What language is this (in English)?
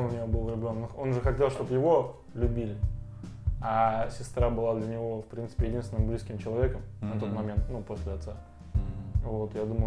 Russian